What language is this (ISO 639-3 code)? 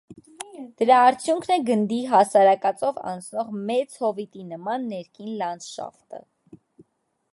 hye